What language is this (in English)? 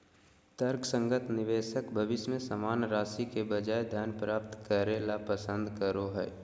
Magahi